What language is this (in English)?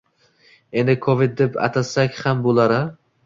Uzbek